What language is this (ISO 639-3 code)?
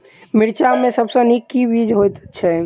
mai